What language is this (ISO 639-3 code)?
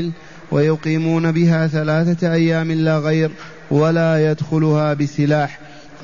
ara